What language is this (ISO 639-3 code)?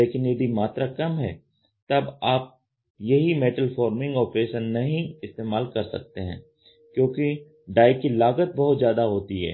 hin